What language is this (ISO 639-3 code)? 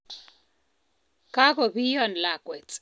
kln